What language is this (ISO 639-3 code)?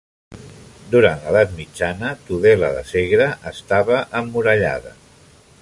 cat